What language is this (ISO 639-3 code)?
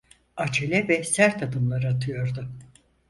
tur